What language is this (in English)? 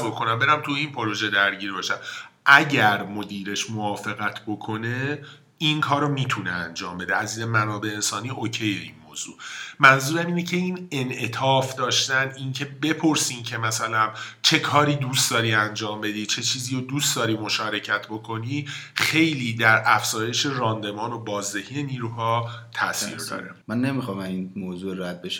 Persian